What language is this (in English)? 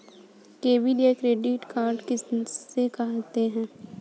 Hindi